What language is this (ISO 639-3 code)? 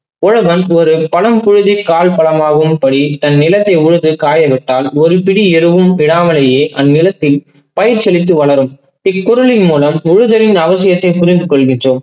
tam